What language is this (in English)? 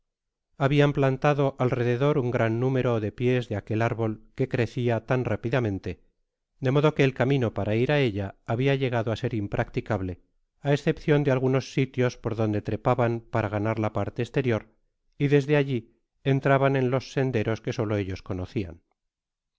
Spanish